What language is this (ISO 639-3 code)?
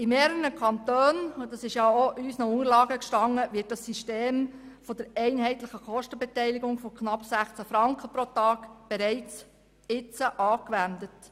gsw